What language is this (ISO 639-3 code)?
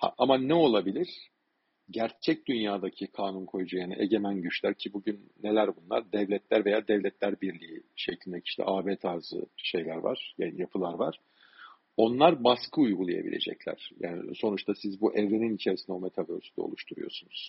tur